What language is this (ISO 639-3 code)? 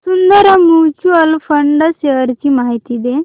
mar